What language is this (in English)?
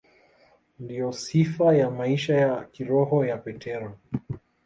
Swahili